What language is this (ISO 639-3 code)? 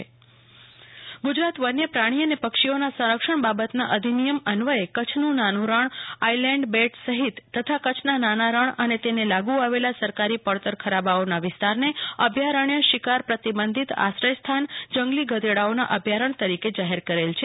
guj